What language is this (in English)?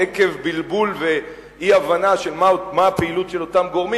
Hebrew